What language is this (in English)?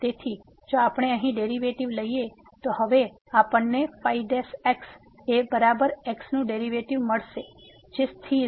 Gujarati